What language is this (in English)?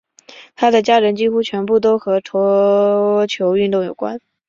Chinese